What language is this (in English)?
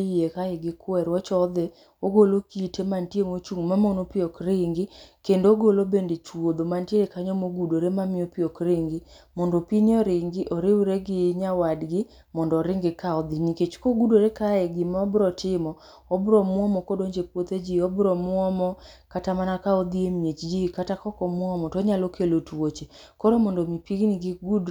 Luo (Kenya and Tanzania)